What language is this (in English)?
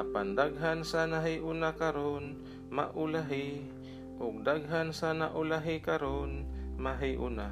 Filipino